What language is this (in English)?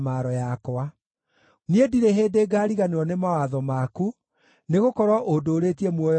Kikuyu